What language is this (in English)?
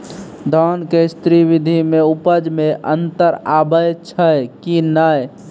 Maithili